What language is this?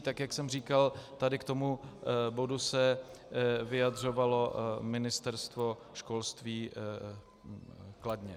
Czech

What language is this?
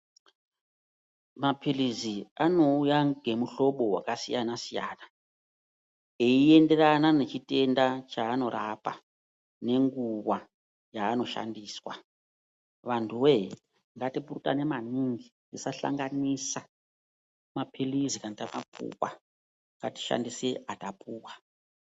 Ndau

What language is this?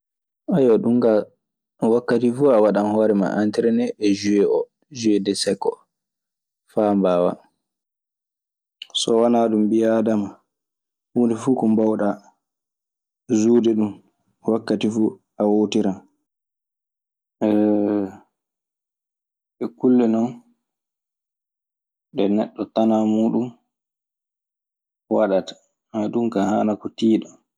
Maasina Fulfulde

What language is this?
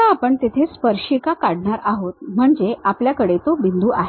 Marathi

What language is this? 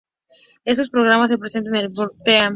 Spanish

